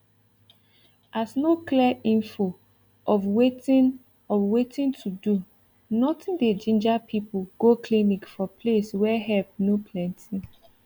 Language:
Nigerian Pidgin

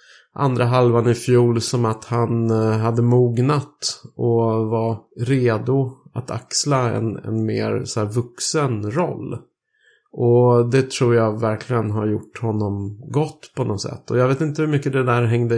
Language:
Swedish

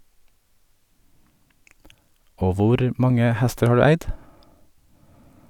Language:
Norwegian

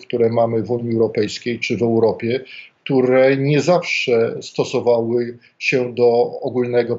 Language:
Polish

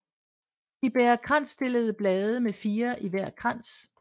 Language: Danish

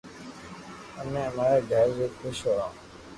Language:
Loarki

